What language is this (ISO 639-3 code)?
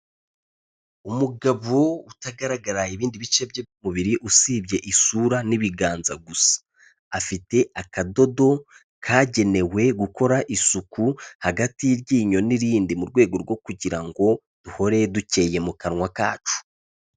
kin